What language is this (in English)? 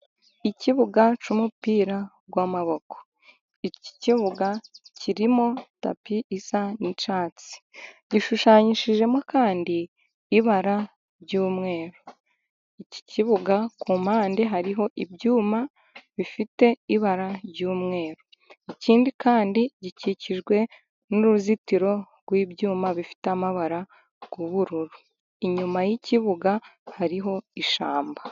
Kinyarwanda